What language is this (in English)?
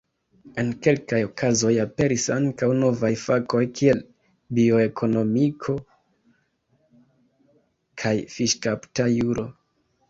Esperanto